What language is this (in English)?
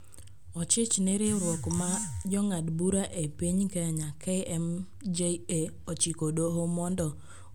Luo (Kenya and Tanzania)